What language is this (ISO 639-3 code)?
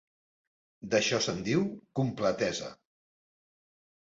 cat